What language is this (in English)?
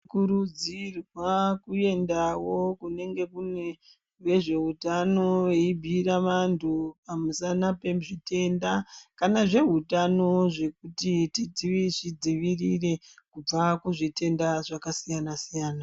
Ndau